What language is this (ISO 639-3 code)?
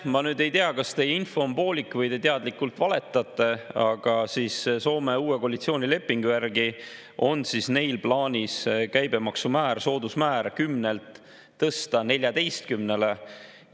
est